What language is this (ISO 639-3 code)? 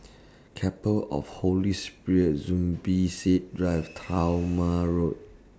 eng